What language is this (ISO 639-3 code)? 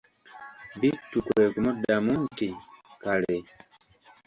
lug